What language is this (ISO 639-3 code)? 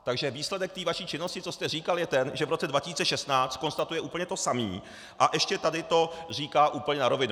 ces